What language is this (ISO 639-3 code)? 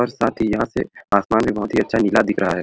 sck